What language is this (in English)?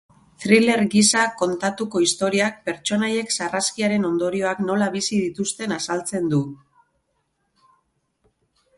Basque